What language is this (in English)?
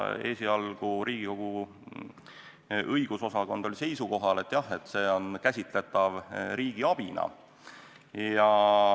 Estonian